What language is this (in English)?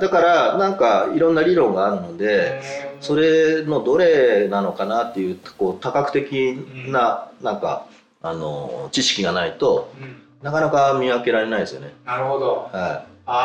Japanese